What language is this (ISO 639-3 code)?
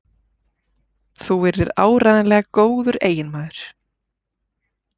isl